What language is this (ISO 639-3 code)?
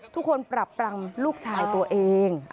tha